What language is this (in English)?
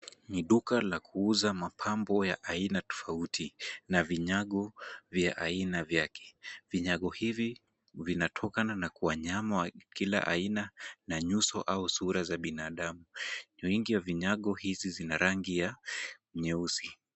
Swahili